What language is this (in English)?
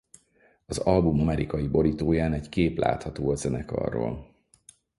Hungarian